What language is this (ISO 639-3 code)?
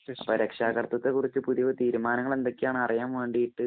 mal